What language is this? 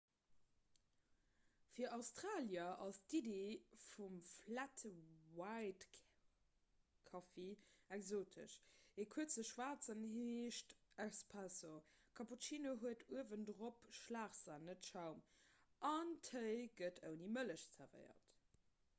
Luxembourgish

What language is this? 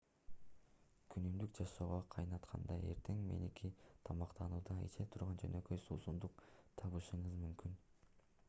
Kyrgyz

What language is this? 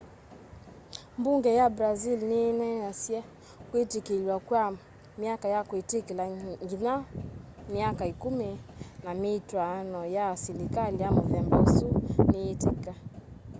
Kamba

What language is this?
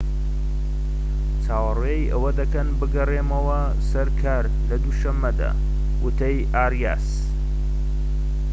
Central Kurdish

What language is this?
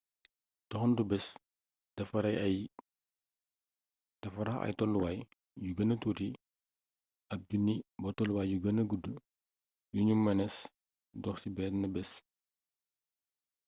Wolof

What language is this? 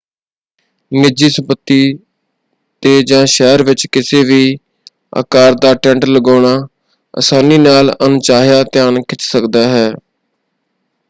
Punjabi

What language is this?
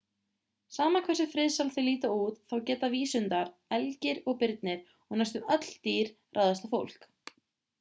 Icelandic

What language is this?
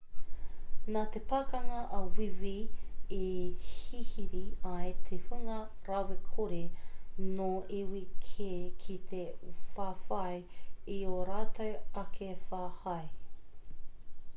Māori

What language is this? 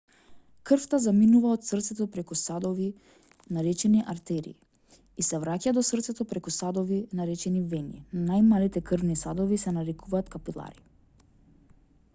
Macedonian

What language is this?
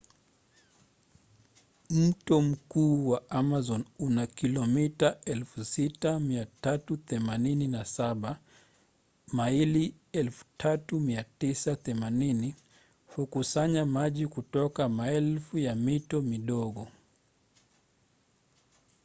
Swahili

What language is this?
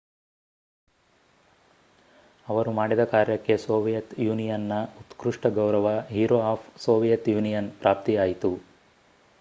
Kannada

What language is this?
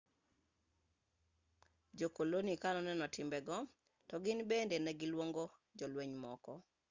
Luo (Kenya and Tanzania)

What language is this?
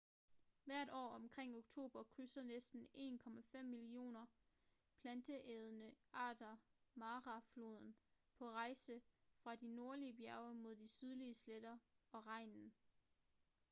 Danish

